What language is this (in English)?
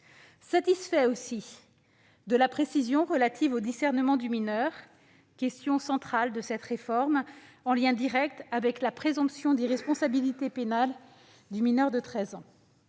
French